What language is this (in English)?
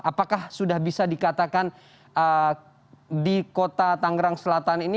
Indonesian